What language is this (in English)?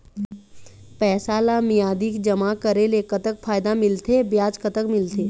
Chhattisgarhi